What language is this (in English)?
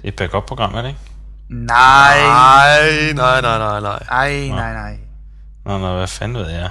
Danish